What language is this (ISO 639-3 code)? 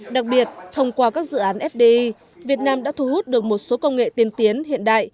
vie